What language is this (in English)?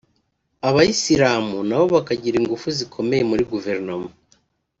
Kinyarwanda